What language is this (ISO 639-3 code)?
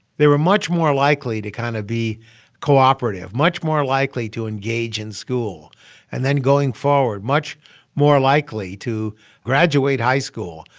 eng